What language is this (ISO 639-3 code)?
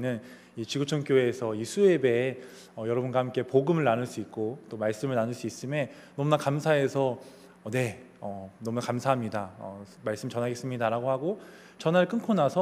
kor